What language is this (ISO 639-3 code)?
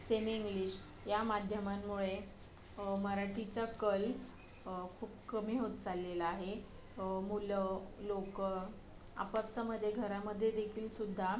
mar